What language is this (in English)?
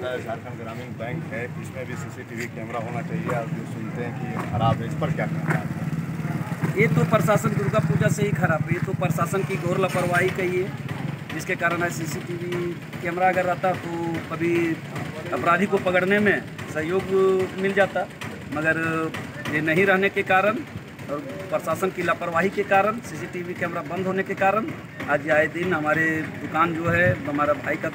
Hindi